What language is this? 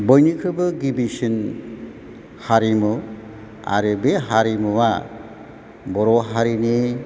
Bodo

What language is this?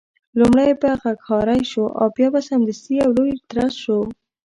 Pashto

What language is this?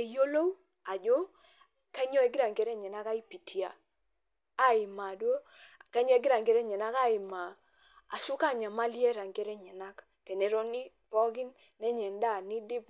Masai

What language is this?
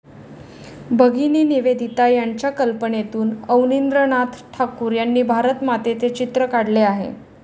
Marathi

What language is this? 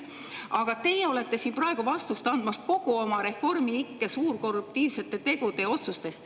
Estonian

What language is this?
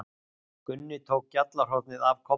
Icelandic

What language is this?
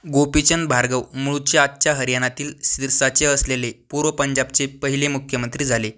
Marathi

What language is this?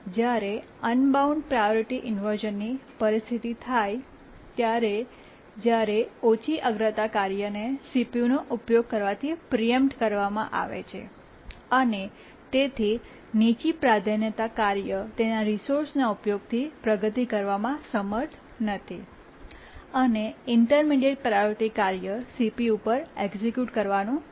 Gujarati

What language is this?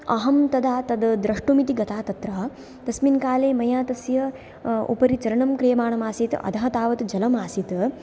Sanskrit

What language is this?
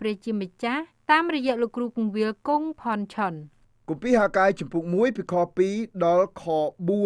Thai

